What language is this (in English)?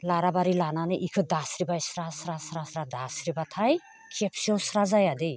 Bodo